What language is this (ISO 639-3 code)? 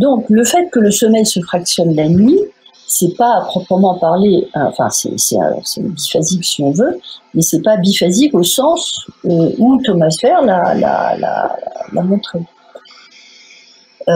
fra